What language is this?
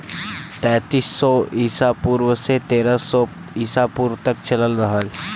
Bhojpuri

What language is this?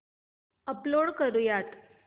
Marathi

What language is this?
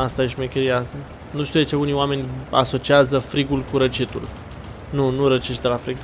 Romanian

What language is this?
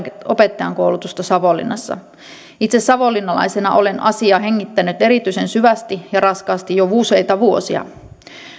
Finnish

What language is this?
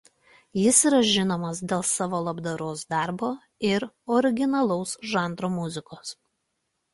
Lithuanian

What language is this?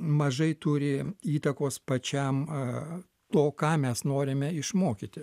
Lithuanian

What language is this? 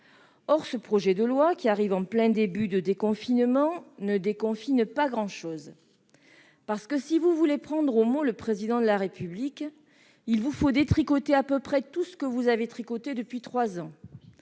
French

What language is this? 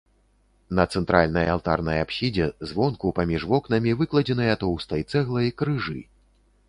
Belarusian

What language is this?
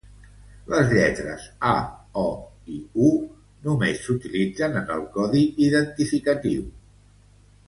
Catalan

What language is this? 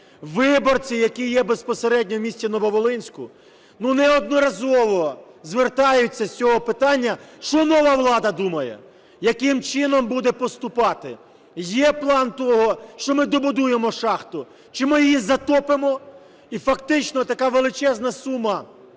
Ukrainian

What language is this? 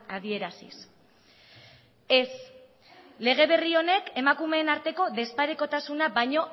Basque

